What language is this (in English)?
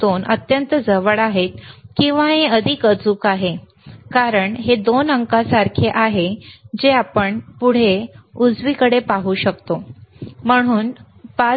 Marathi